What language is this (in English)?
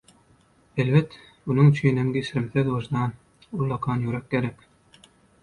Turkmen